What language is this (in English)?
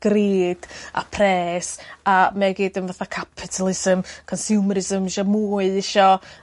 Welsh